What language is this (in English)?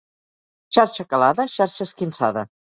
Catalan